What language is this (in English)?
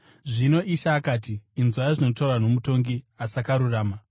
Shona